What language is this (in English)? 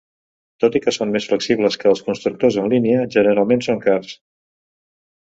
Catalan